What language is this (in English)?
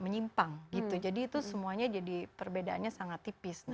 Indonesian